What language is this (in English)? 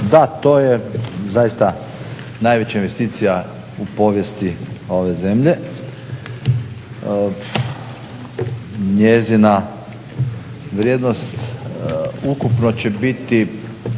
Croatian